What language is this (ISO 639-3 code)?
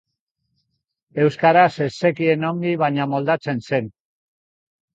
eus